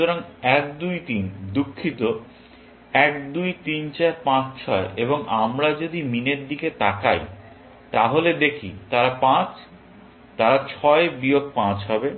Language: Bangla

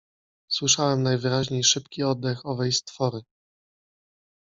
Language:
Polish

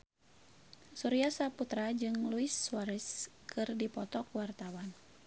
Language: Sundanese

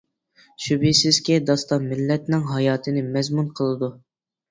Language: Uyghur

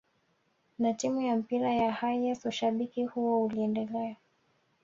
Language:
Swahili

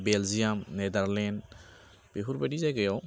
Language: Bodo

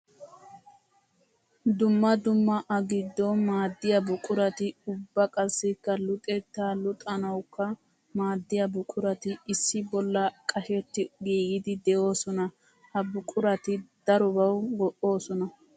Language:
Wolaytta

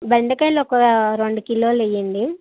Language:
Telugu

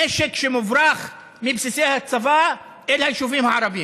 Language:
Hebrew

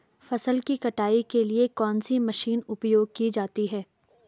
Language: Hindi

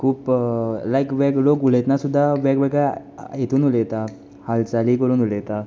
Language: Konkani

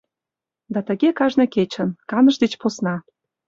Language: Mari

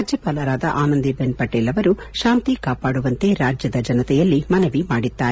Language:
Kannada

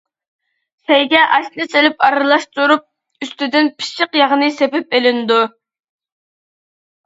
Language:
Uyghur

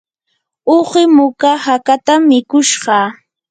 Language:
Yanahuanca Pasco Quechua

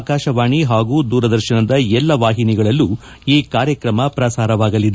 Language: Kannada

